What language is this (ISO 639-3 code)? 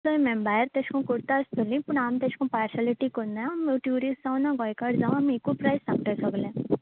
kok